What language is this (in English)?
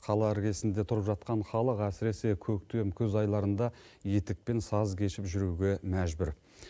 Kazakh